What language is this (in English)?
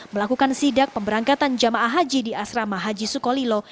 Indonesian